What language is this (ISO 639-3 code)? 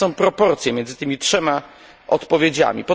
pol